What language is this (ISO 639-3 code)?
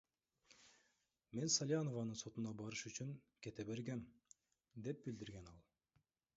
kir